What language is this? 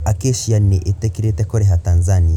Kikuyu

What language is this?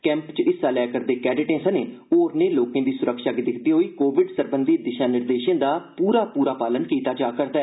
Dogri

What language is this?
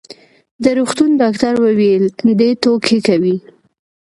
Pashto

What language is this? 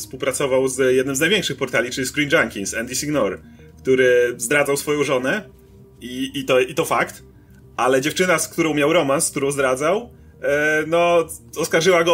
Polish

